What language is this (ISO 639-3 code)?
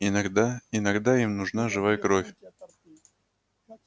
rus